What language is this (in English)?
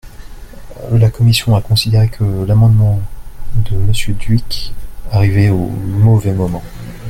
French